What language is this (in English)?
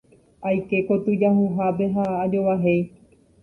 Guarani